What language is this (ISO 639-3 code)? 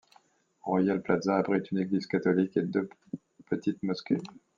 fra